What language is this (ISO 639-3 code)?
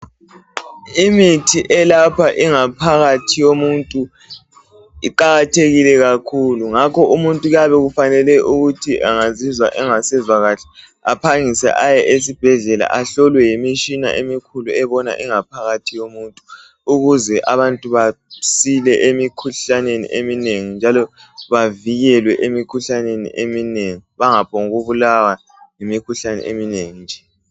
nde